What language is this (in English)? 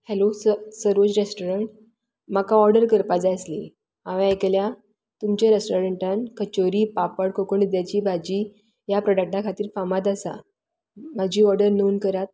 Konkani